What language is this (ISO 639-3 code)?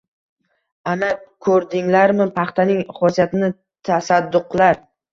uzb